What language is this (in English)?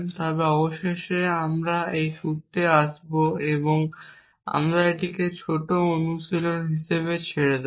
Bangla